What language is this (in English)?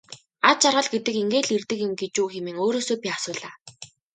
Mongolian